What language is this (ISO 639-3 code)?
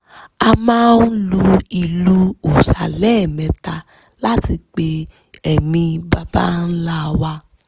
yor